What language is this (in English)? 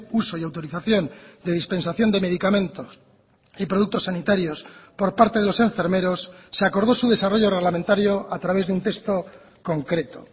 Spanish